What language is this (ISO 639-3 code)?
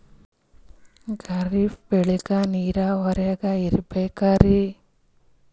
kan